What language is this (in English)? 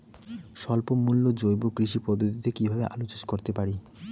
Bangla